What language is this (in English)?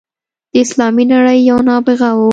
Pashto